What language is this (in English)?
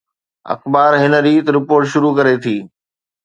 Sindhi